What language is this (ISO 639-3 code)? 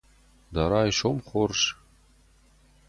oss